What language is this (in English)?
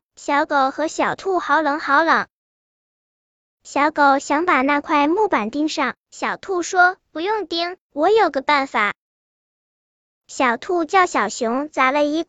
Chinese